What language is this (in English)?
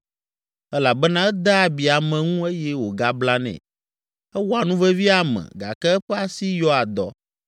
Ewe